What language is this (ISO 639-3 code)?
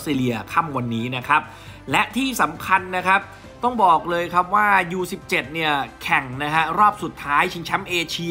tha